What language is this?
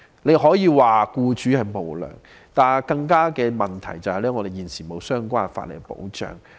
Cantonese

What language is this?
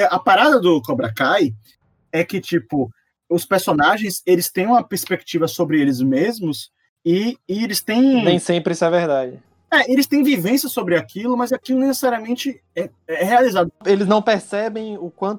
Portuguese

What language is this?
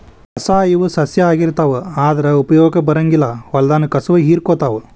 Kannada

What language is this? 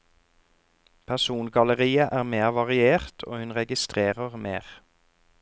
Norwegian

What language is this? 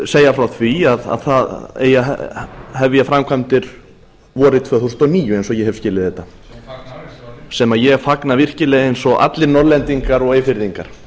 Icelandic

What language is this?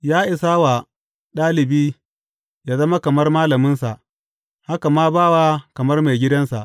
Hausa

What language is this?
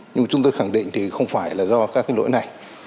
Vietnamese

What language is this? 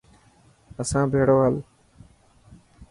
Dhatki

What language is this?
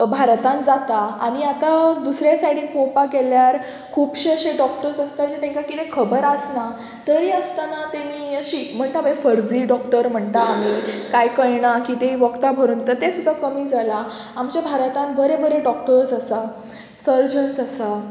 Konkani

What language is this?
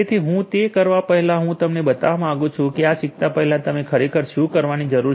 Gujarati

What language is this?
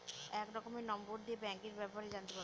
Bangla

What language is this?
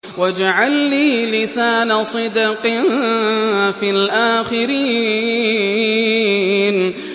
Arabic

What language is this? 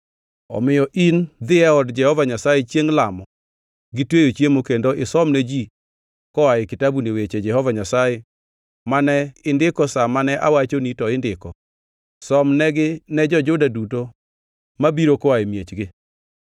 Luo (Kenya and Tanzania)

